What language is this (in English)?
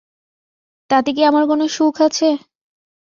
Bangla